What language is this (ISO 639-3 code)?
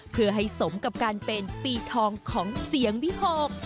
tha